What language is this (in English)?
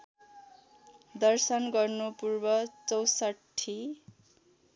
Nepali